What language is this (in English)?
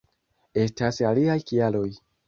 Esperanto